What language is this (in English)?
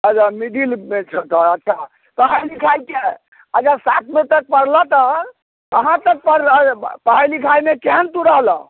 Maithili